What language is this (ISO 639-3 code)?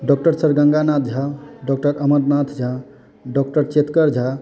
mai